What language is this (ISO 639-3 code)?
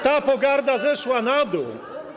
pol